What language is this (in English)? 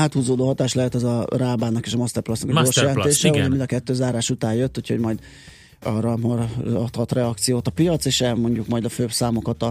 Hungarian